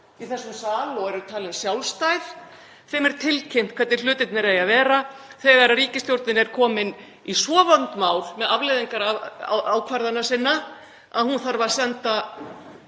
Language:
Icelandic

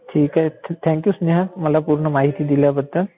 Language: Marathi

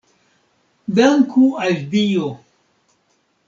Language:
Esperanto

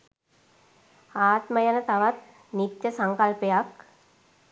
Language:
Sinhala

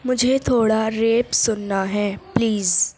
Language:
Urdu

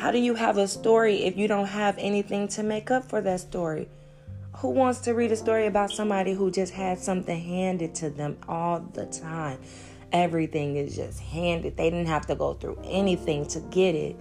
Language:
English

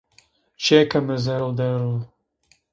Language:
Zaza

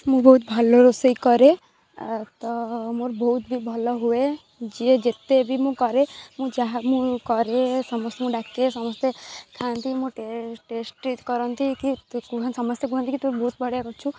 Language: Odia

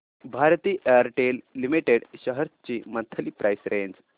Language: Marathi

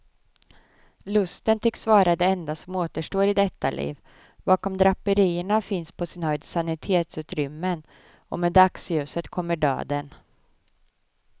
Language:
Swedish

